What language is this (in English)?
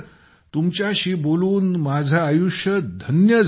Marathi